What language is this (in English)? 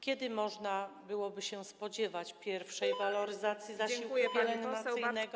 Polish